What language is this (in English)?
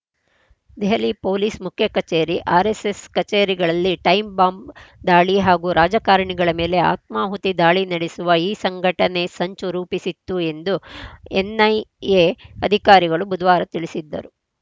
Kannada